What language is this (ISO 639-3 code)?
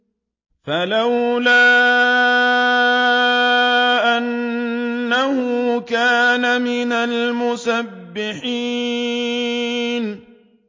ara